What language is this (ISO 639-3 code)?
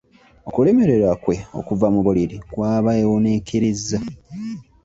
lug